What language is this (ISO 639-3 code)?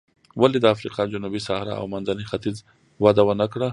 pus